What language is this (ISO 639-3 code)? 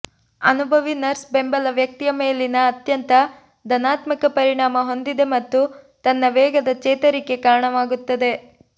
kan